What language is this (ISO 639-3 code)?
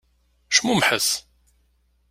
kab